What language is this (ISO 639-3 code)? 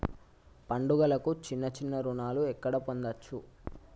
tel